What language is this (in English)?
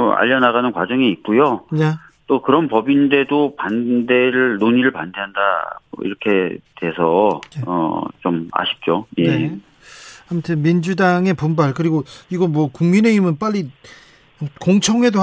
Korean